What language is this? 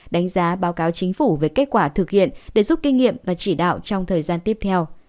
Vietnamese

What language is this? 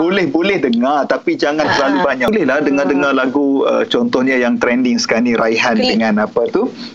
Malay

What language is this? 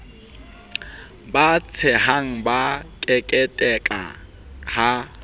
Southern Sotho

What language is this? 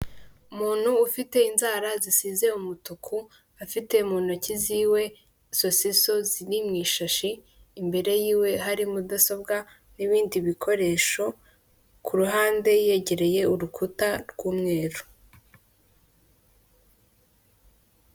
Kinyarwanda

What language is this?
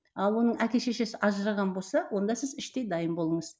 Kazakh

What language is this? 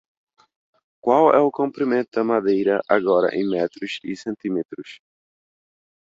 Portuguese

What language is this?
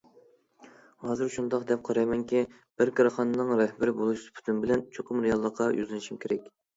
Uyghur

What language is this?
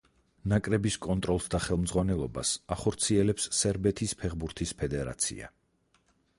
Georgian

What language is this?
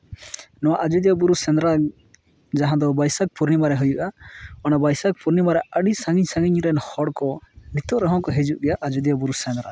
Santali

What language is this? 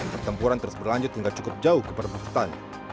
Indonesian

